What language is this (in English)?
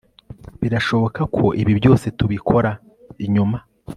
Kinyarwanda